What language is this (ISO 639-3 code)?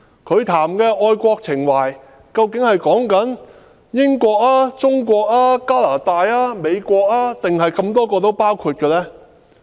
yue